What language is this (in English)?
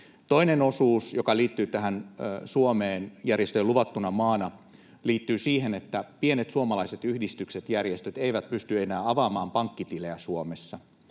Finnish